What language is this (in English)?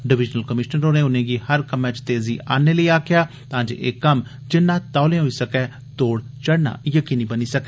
Dogri